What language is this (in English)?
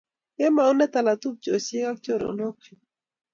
Kalenjin